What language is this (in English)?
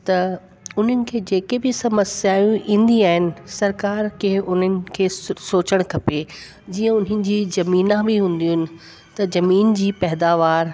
Sindhi